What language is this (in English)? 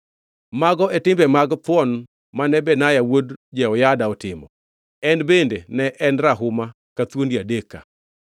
Luo (Kenya and Tanzania)